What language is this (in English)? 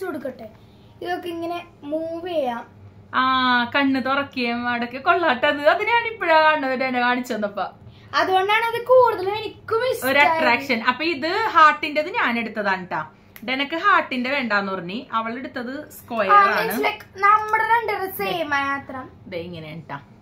Malayalam